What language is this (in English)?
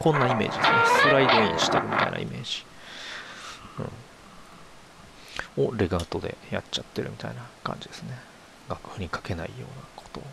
Japanese